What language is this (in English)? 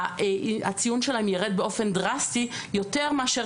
Hebrew